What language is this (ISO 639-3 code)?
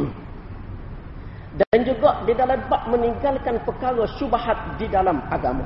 msa